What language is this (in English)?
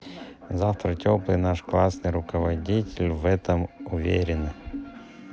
Russian